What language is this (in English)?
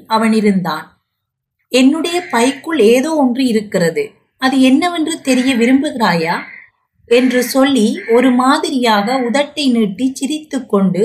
Tamil